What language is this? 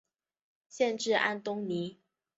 Chinese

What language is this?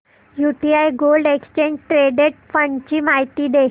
Marathi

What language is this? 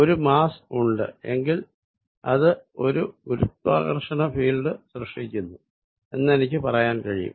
Malayalam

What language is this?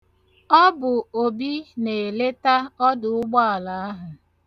Igbo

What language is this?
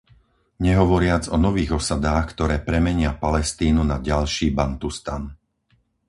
Slovak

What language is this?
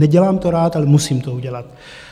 Czech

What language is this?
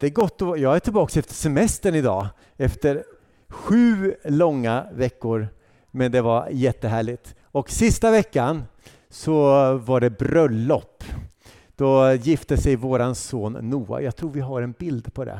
Swedish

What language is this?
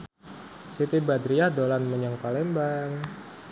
Javanese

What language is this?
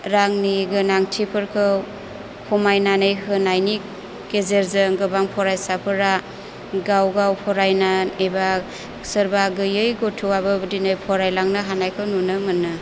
Bodo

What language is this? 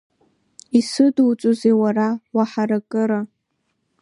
Abkhazian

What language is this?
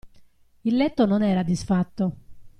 Italian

